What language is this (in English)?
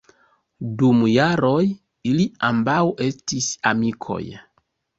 Esperanto